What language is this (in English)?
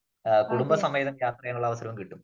Malayalam